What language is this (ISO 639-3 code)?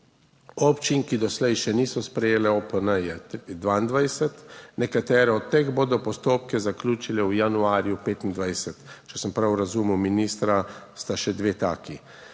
slv